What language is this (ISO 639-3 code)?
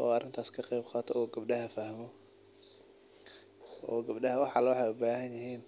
som